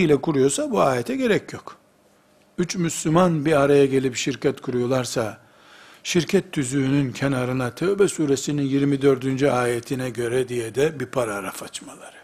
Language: Turkish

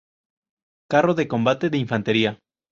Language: Spanish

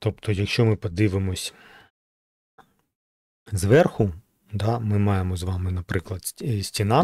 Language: Ukrainian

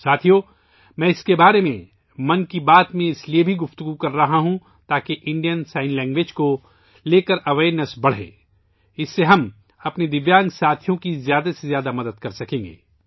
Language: Urdu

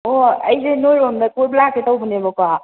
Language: Manipuri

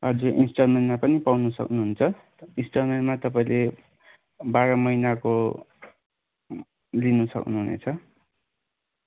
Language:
Nepali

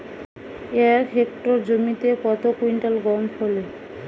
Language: Bangla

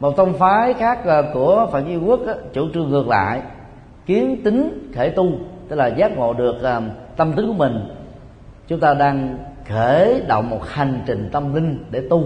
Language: Vietnamese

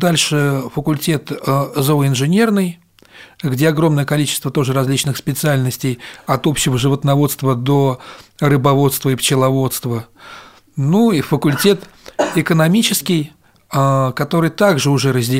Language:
Russian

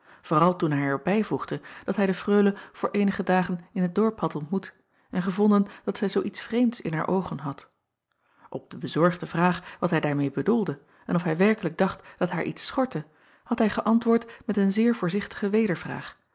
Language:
Dutch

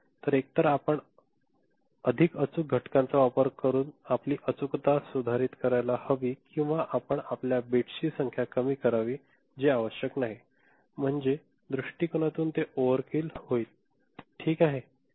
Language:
Marathi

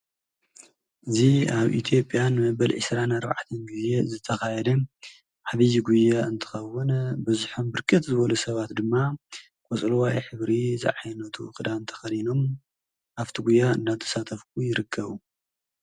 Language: Tigrinya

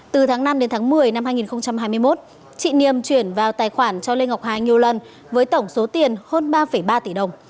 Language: Vietnamese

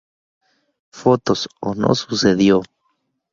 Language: Spanish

